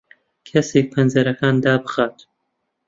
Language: Central Kurdish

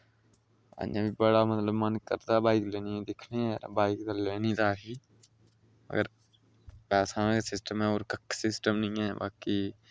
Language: Dogri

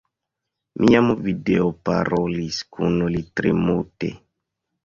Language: Esperanto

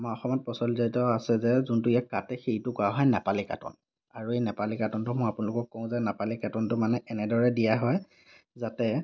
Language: Assamese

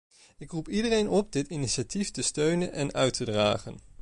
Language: Dutch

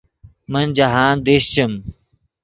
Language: Yidgha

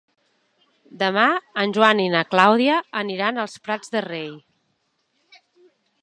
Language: Catalan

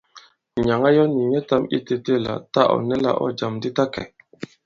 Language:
Bankon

